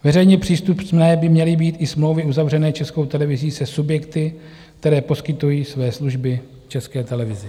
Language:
Czech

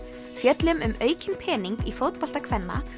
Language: Icelandic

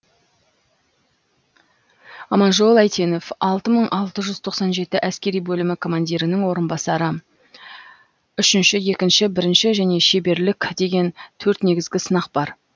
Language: Kazakh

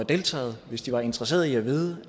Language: Danish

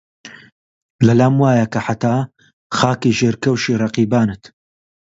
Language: Central Kurdish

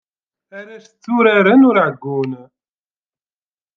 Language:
Kabyle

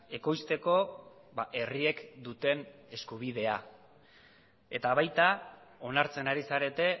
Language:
Basque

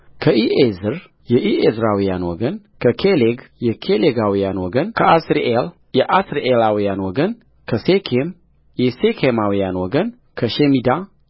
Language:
Amharic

